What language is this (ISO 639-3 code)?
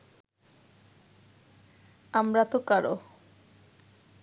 ben